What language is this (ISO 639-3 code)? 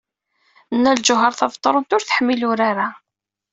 kab